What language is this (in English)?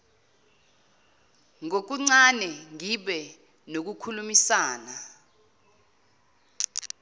Zulu